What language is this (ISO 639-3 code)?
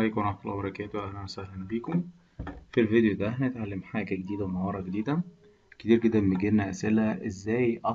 ara